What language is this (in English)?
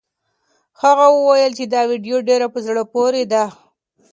Pashto